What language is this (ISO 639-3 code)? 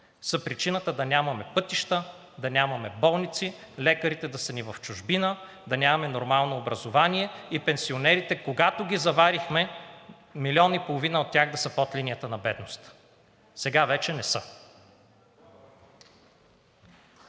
bul